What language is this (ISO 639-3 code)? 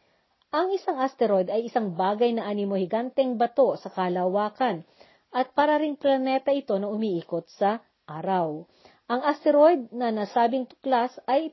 fil